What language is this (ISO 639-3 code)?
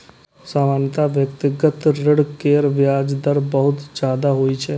mai